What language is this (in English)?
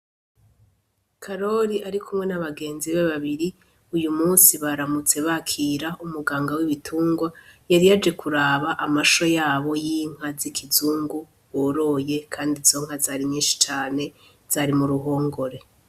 Rundi